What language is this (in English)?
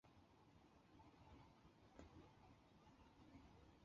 Chinese